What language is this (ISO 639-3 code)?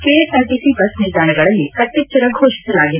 kan